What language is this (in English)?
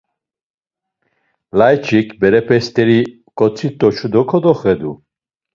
Laz